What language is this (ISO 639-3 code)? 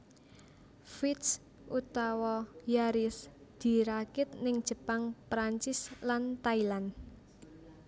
jav